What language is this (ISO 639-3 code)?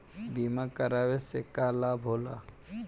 bho